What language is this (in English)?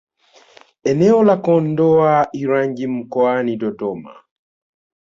Swahili